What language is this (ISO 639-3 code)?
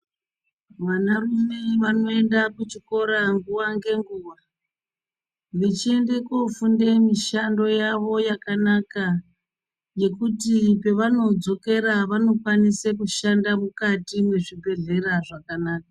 ndc